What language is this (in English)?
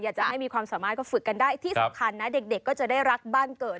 Thai